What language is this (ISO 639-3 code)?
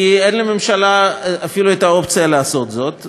heb